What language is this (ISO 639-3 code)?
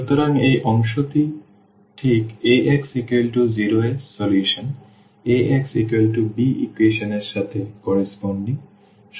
ben